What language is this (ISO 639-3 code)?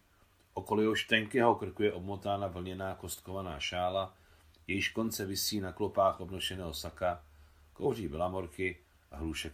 ces